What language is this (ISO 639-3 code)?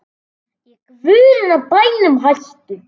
isl